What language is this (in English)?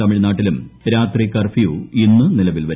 Malayalam